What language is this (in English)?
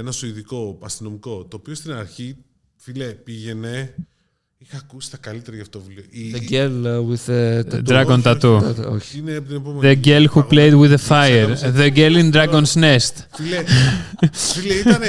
Greek